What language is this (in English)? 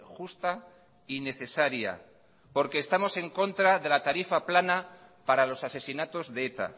Spanish